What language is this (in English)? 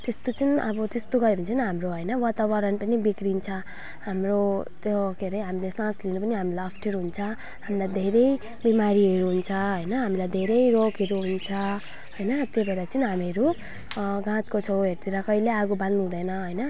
Nepali